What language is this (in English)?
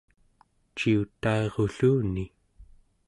Central Yupik